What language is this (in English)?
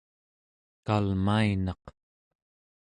Central Yupik